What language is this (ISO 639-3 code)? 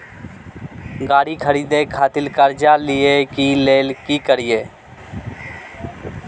mai